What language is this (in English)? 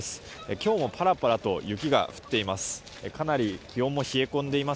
Japanese